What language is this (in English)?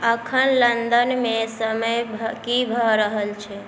Maithili